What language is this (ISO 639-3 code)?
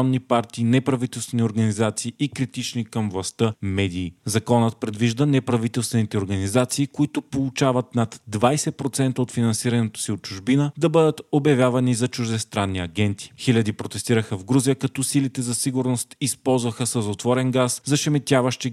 bul